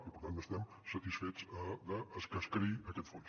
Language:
Catalan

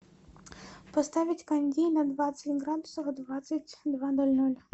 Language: Russian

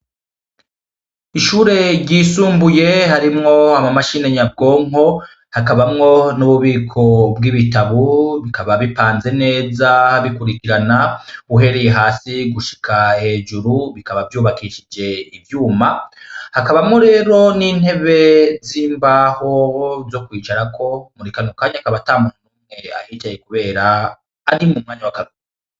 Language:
Rundi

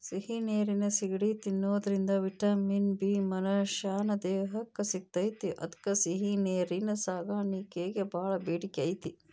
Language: Kannada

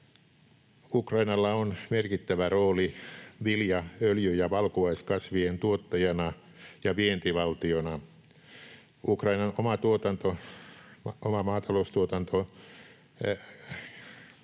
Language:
Finnish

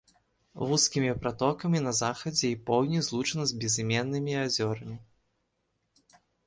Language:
Belarusian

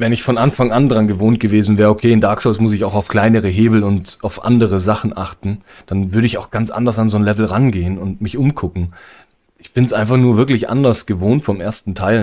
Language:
German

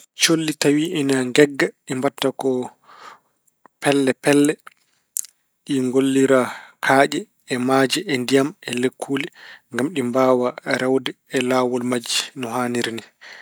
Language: Fula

